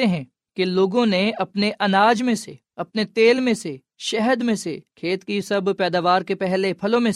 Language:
Urdu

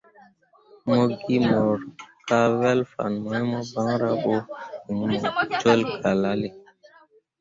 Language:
Mundang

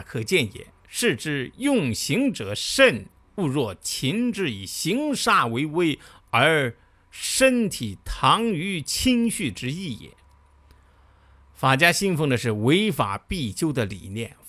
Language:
Chinese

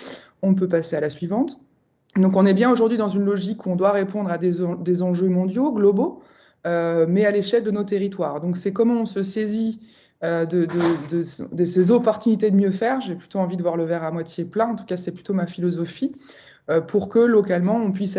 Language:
French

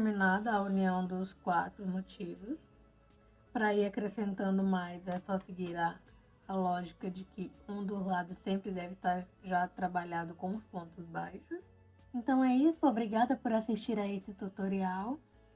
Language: Portuguese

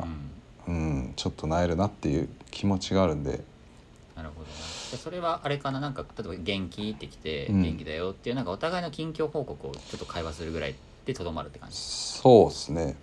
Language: Japanese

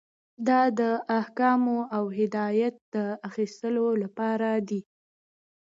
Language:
Pashto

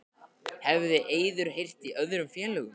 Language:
Icelandic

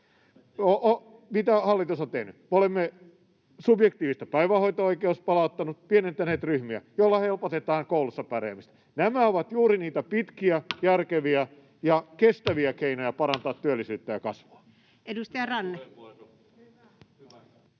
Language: Finnish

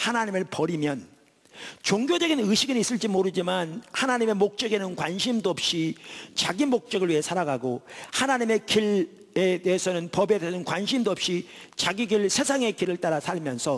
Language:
Korean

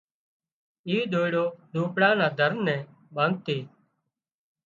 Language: Wadiyara Koli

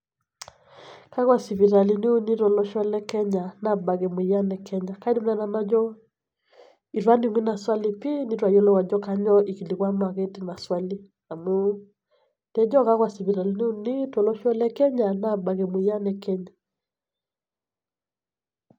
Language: Masai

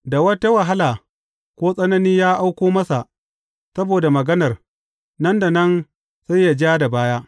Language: Hausa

